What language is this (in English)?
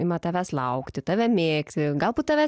Lithuanian